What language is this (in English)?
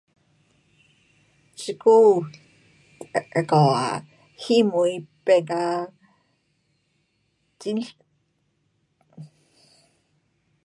Pu-Xian Chinese